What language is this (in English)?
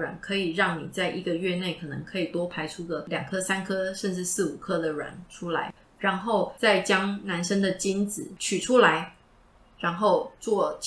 Chinese